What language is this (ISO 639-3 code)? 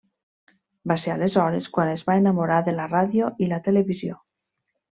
cat